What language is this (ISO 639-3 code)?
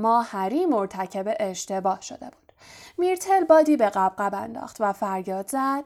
fas